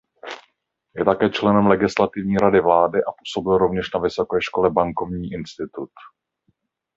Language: Czech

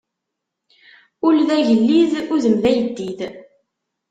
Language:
Kabyle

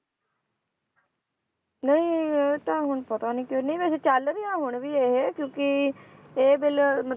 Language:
Punjabi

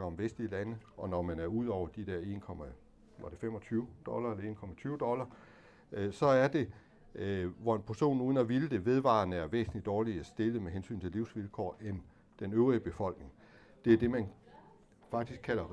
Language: Danish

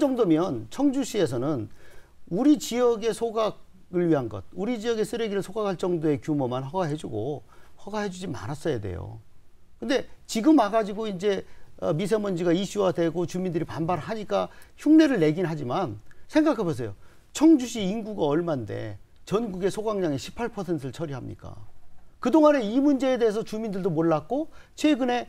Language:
Korean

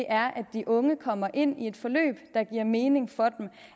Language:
Danish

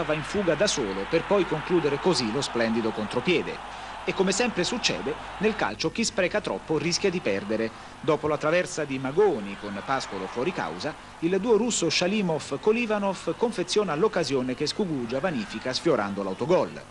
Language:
Italian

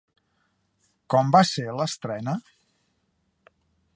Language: Catalan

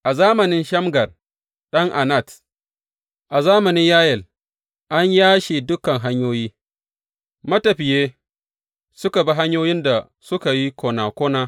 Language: Hausa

